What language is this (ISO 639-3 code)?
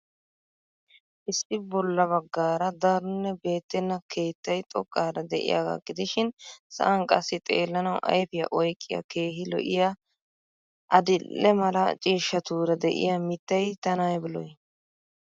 wal